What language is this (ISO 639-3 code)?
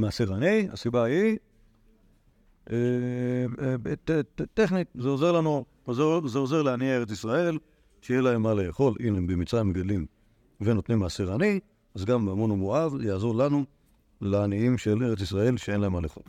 heb